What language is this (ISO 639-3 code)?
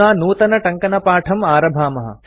san